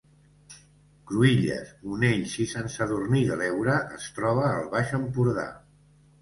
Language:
Catalan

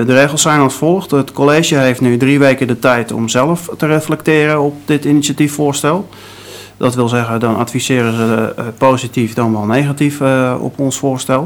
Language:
Dutch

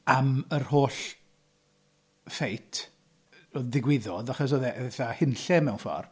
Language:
Welsh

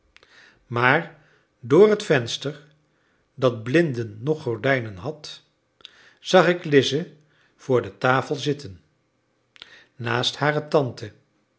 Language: Dutch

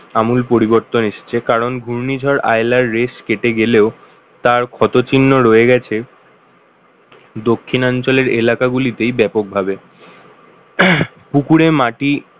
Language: Bangla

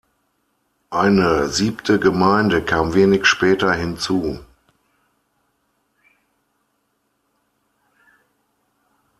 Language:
German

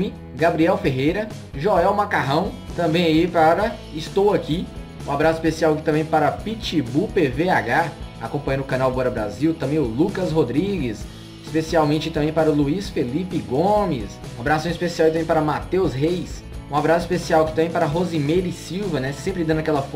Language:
Portuguese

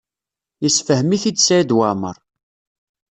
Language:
Kabyle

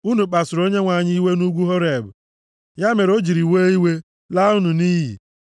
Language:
Igbo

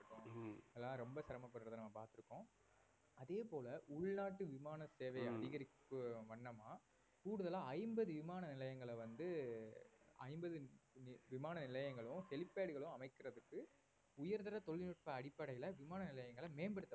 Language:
Tamil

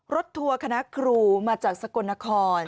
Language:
Thai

